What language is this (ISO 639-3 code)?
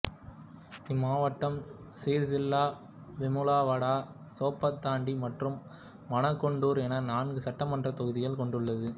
tam